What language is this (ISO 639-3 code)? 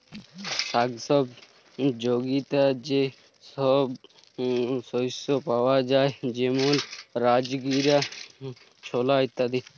ben